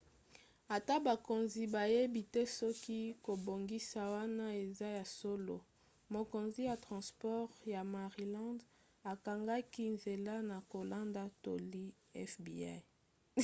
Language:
Lingala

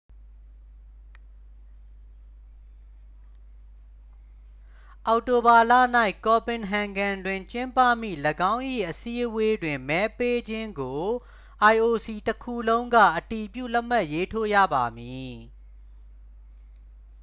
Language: Burmese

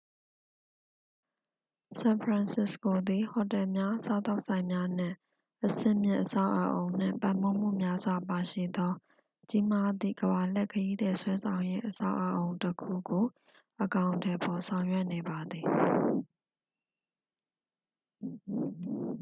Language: Burmese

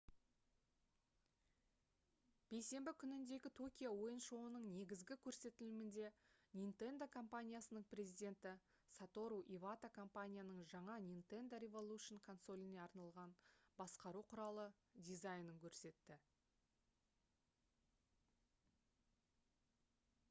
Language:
Kazakh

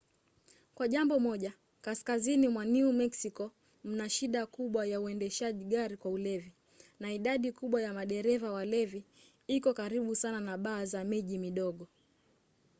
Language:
Swahili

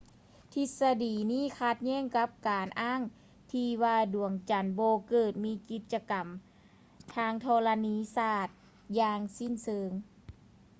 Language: Lao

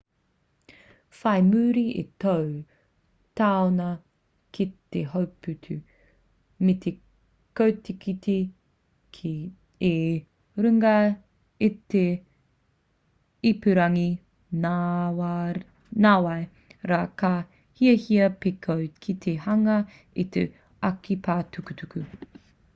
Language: Māori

